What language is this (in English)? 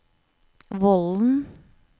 Norwegian